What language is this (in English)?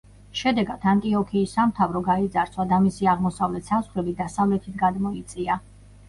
Georgian